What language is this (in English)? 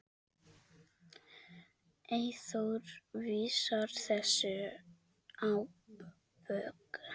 Icelandic